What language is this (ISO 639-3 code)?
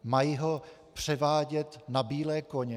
ces